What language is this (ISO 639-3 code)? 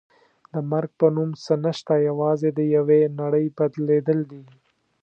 pus